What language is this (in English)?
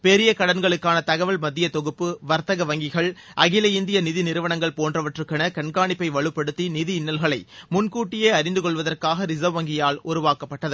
Tamil